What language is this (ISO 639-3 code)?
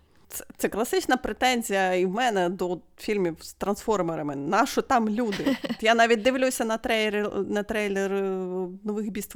ukr